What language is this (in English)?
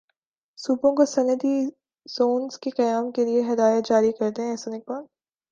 Urdu